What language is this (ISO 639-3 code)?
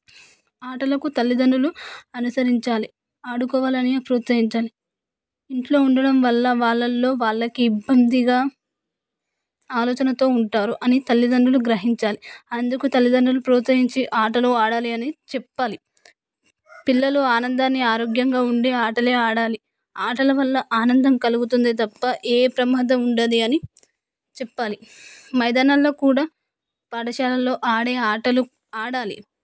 tel